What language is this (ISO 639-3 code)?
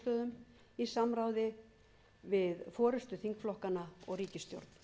isl